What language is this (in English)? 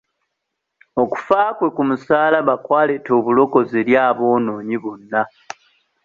Ganda